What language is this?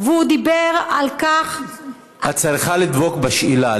Hebrew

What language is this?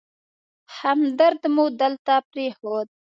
Pashto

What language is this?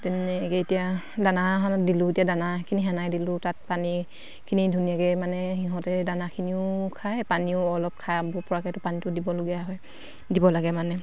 Assamese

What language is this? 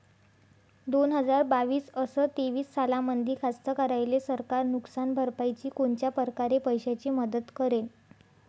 Marathi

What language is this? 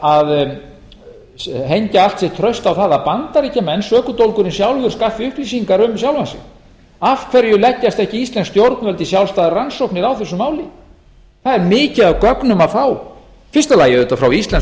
Icelandic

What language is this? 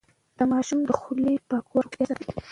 Pashto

